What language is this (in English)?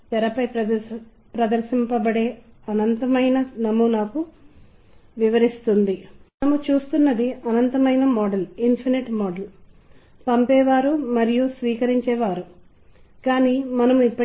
Telugu